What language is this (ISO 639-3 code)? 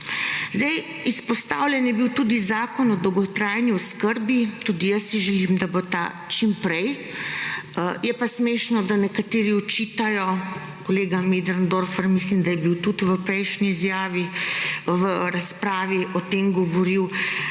slv